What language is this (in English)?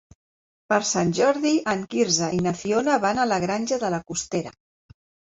Catalan